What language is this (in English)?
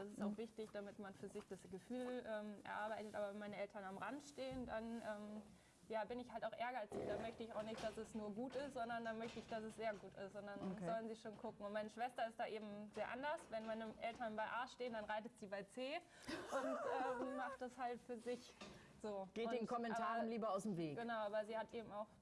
German